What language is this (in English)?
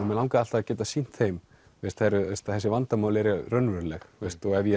Icelandic